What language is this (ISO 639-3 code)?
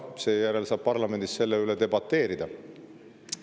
est